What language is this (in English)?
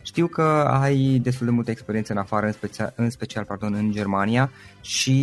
Romanian